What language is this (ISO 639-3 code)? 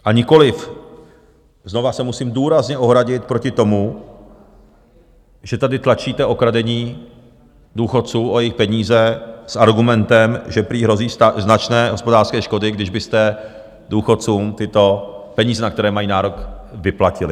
ces